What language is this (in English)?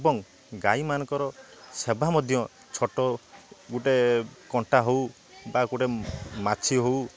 Odia